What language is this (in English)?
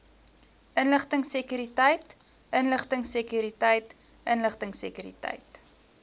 Afrikaans